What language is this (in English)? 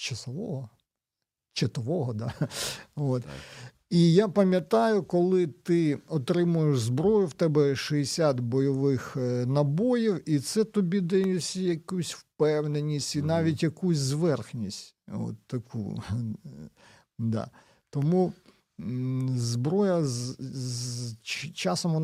Ukrainian